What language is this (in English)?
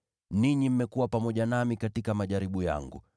Swahili